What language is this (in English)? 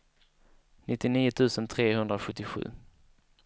Swedish